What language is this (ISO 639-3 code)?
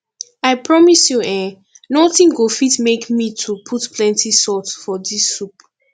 pcm